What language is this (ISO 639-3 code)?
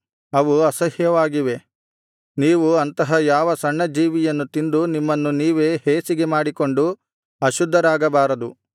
kan